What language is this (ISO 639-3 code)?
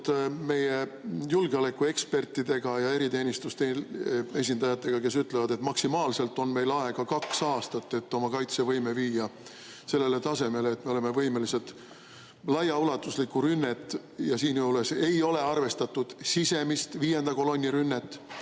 est